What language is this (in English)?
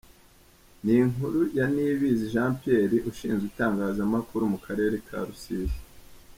Kinyarwanda